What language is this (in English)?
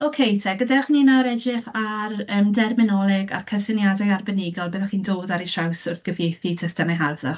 Welsh